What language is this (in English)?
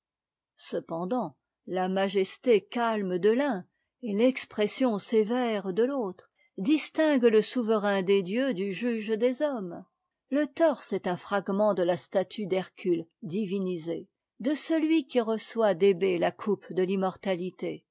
French